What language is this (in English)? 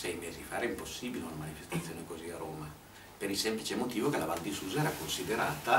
Italian